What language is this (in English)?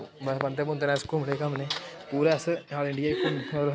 Dogri